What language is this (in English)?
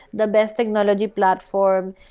English